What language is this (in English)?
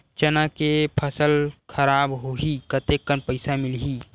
Chhattisgarhi